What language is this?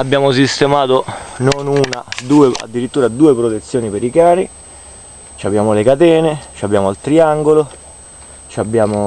Italian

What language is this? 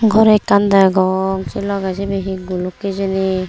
Chakma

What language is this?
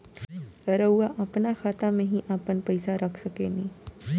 Bhojpuri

